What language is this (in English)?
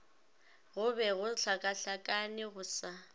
Northern Sotho